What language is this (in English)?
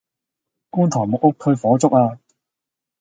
Cantonese